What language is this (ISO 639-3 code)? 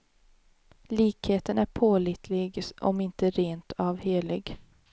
swe